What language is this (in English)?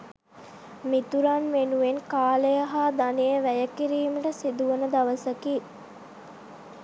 Sinhala